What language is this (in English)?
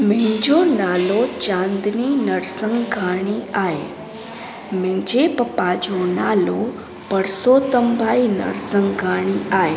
Sindhi